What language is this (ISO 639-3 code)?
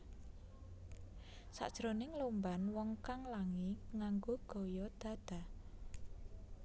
jav